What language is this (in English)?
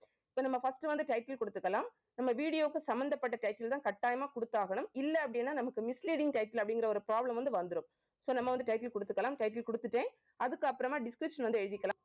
Tamil